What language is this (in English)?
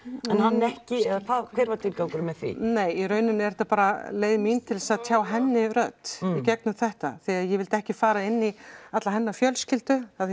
Icelandic